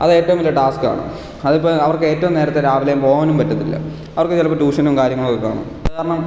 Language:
Malayalam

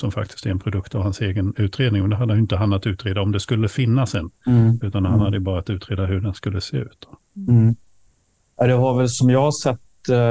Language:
Swedish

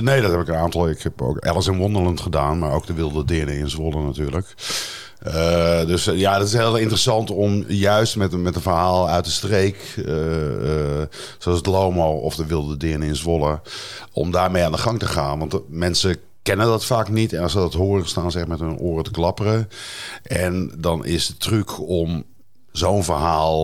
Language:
Dutch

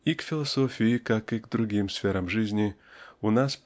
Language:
Russian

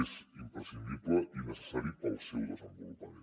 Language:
Catalan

